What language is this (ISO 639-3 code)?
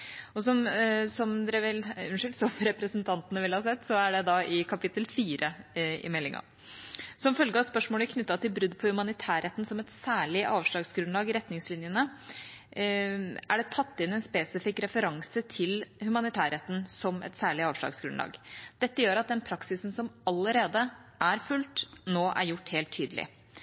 nob